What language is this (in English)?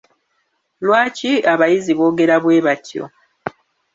Ganda